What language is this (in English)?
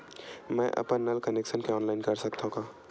Chhattisgarhi